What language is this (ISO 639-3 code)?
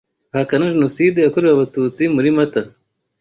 kin